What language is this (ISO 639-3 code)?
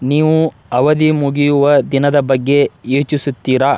kan